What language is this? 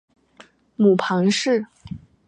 Chinese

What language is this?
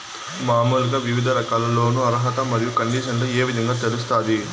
Telugu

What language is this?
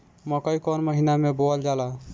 Bhojpuri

